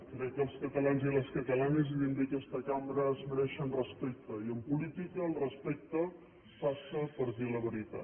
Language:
Catalan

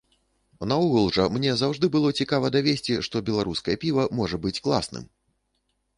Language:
Belarusian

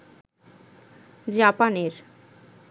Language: Bangla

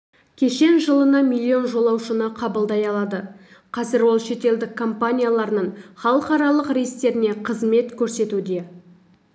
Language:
Kazakh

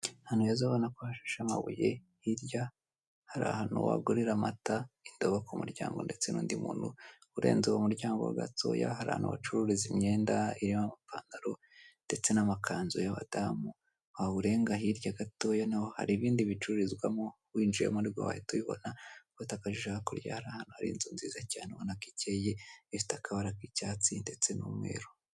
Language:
Kinyarwanda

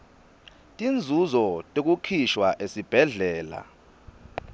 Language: Swati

